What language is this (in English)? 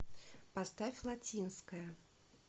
Russian